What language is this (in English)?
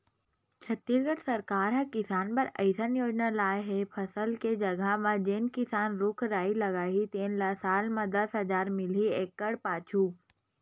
Chhattisgarhi